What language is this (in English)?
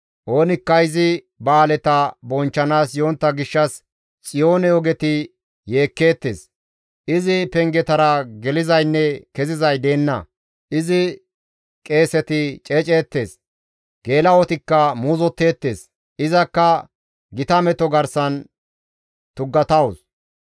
Gamo